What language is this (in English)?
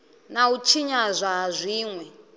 Venda